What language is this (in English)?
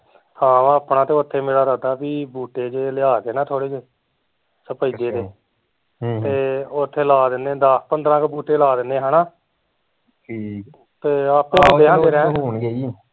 Punjabi